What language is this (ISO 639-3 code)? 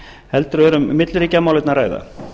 isl